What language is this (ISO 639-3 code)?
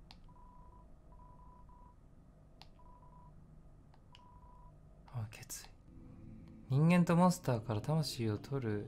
jpn